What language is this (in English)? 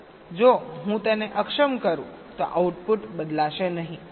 Gujarati